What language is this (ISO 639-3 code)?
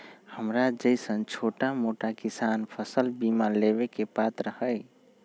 mag